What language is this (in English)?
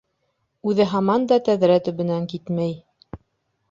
Bashkir